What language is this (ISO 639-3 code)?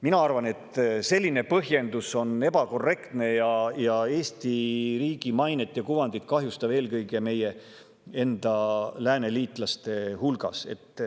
est